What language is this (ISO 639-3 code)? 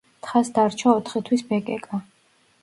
kat